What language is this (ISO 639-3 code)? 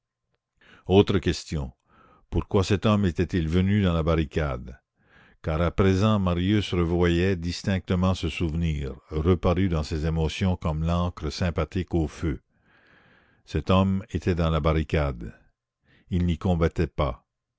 fra